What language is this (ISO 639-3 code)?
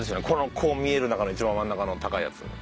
jpn